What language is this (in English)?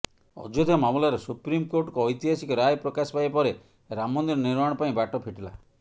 Odia